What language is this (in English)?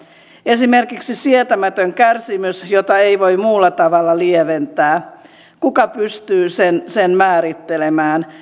Finnish